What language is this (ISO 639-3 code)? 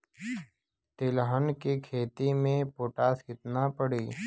bho